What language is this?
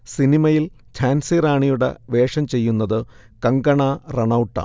Malayalam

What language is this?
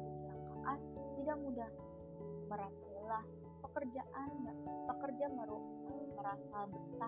Indonesian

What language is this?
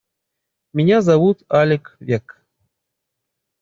Russian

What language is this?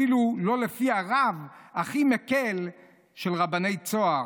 Hebrew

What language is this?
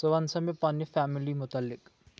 Kashmiri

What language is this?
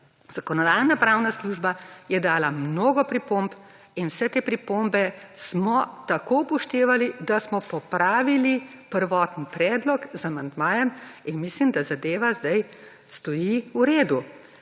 Slovenian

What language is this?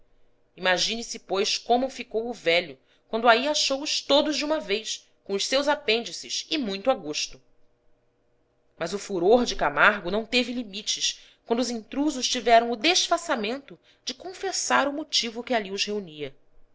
Portuguese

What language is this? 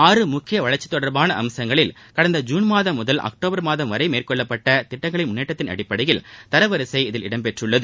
Tamil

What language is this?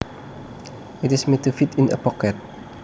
Javanese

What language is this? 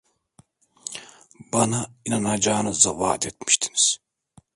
Turkish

